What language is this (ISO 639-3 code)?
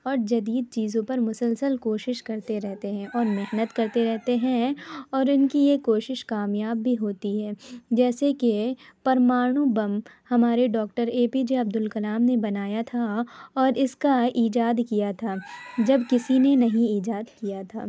urd